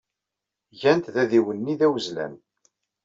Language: Kabyle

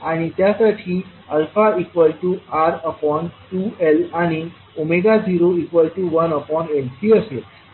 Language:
Marathi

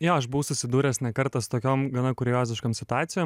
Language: Lithuanian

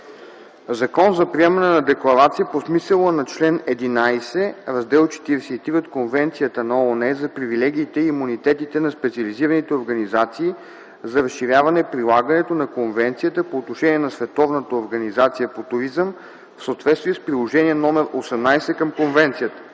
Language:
Bulgarian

